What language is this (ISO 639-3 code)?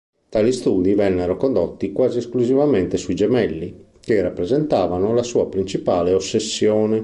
ita